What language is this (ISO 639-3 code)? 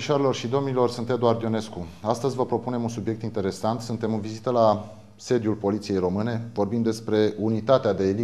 ron